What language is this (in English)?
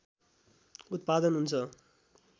Nepali